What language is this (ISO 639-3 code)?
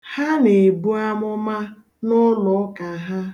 ibo